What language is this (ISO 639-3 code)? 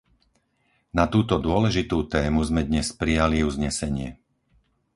slk